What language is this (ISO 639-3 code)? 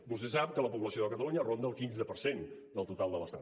cat